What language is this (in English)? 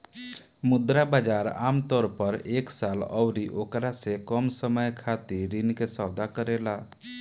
Bhojpuri